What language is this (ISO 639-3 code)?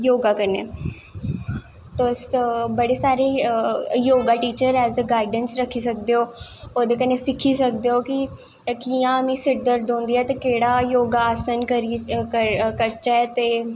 doi